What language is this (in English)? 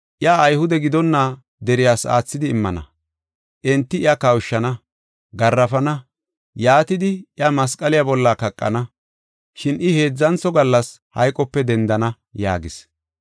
Gofa